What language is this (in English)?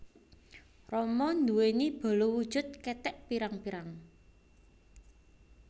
Javanese